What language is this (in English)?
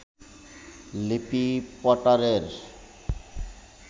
Bangla